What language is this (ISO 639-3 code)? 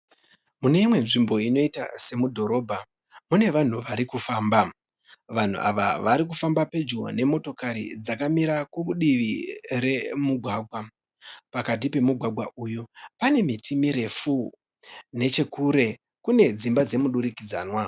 sna